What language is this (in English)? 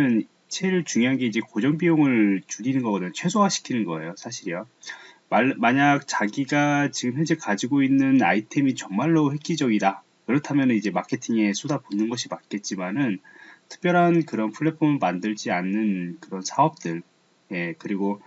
Korean